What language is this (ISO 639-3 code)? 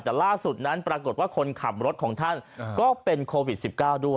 tha